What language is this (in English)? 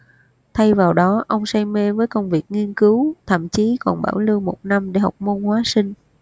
Vietnamese